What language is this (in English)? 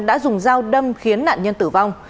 Vietnamese